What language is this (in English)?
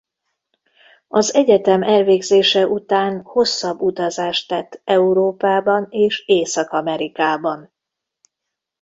Hungarian